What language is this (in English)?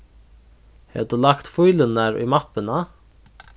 Faroese